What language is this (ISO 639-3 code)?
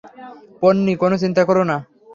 ben